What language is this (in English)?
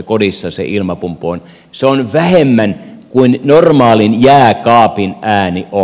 Finnish